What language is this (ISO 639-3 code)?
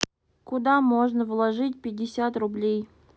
rus